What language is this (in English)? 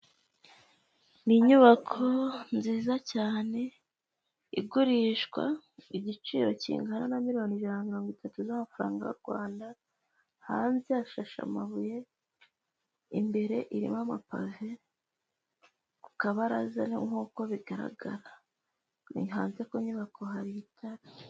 Kinyarwanda